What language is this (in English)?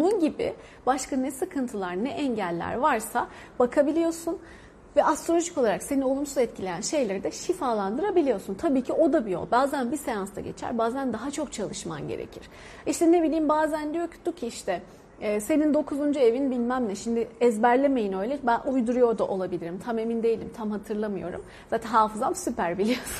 Turkish